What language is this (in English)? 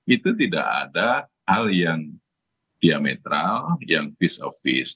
Indonesian